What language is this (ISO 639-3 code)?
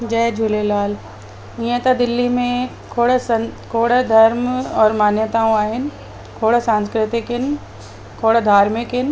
snd